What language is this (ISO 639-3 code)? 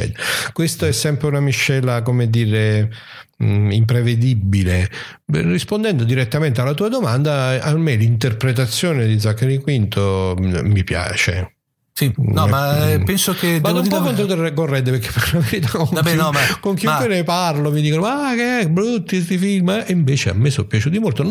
ita